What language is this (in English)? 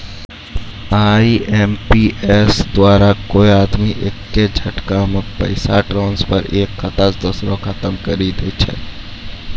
Maithili